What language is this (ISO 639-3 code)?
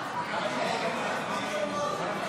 heb